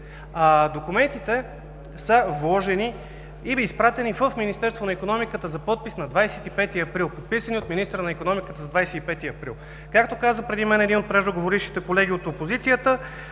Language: Bulgarian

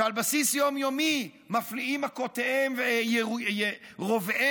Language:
Hebrew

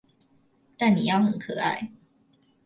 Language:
Chinese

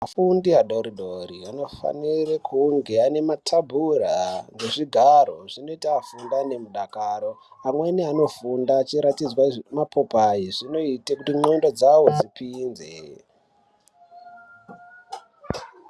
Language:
Ndau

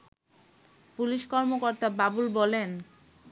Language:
Bangla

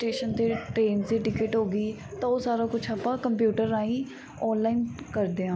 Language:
Punjabi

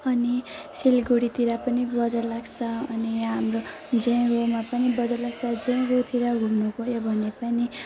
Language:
Nepali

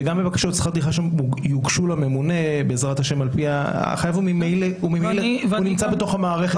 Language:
Hebrew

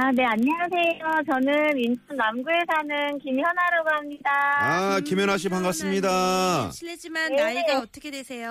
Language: Korean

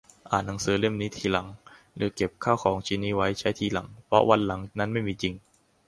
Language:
Thai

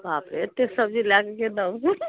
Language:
Maithili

